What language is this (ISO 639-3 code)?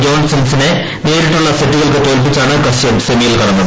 mal